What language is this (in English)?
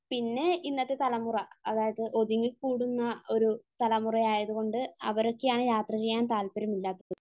Malayalam